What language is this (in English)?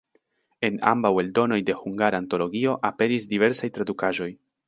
Esperanto